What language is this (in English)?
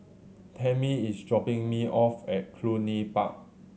English